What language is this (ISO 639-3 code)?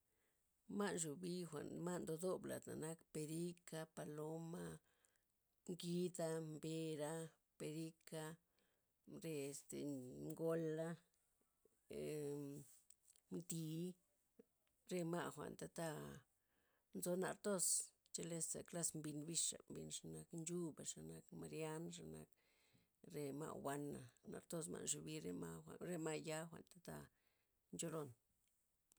ztp